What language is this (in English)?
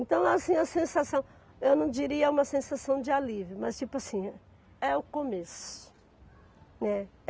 Portuguese